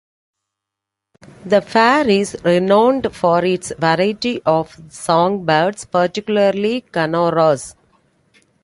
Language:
English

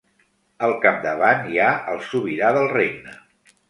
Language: Catalan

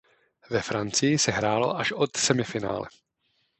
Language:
Czech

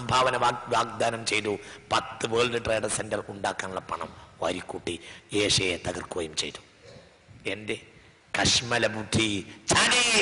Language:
Arabic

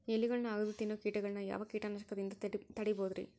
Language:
Kannada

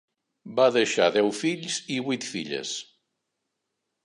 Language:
Catalan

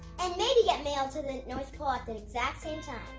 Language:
English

